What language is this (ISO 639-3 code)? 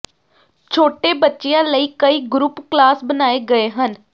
pan